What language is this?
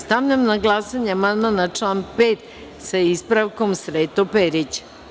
Serbian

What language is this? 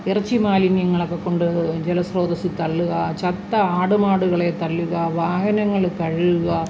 Malayalam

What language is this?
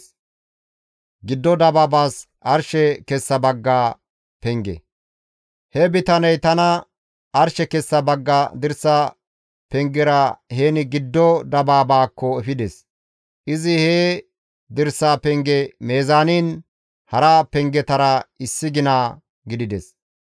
Gamo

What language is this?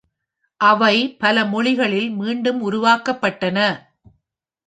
Tamil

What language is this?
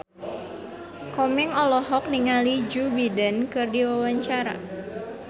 Sundanese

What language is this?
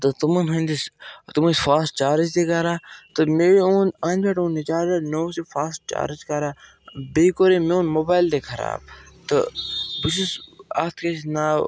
Kashmiri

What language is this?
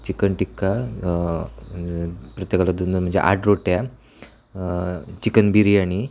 Marathi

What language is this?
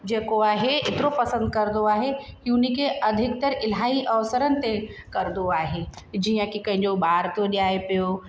Sindhi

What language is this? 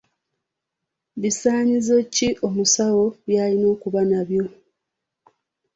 Ganda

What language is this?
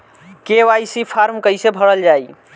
Bhojpuri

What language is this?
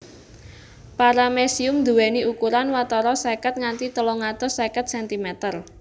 Javanese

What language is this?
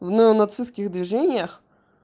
Russian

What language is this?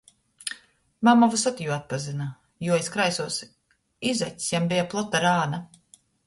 Latgalian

